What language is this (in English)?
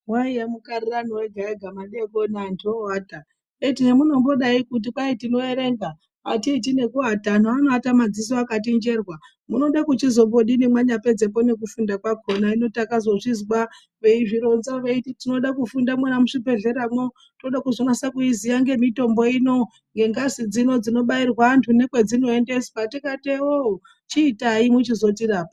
Ndau